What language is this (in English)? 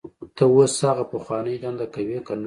Pashto